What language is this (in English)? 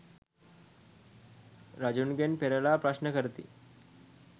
Sinhala